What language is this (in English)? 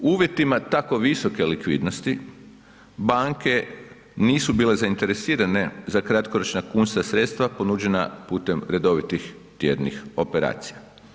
Croatian